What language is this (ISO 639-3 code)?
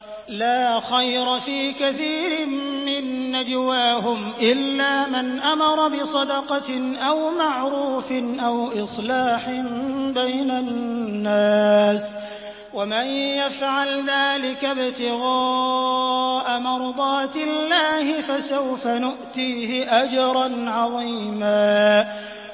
ara